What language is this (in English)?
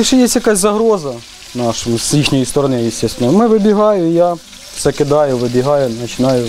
Ukrainian